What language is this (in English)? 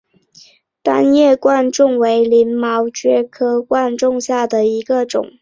Chinese